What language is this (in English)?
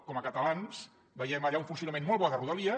Catalan